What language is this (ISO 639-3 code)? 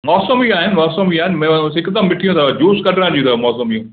snd